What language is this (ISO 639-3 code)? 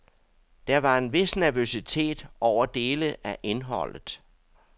dan